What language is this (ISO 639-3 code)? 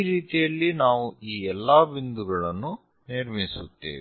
kan